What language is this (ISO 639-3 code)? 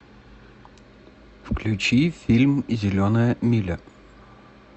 rus